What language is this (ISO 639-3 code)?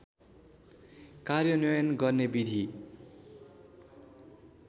nep